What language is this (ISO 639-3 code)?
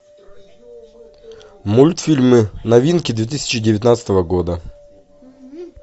rus